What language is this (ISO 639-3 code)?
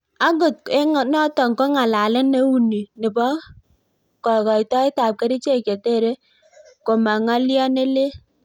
kln